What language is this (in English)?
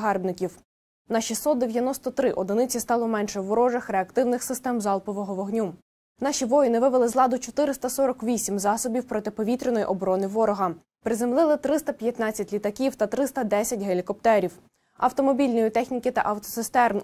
Ukrainian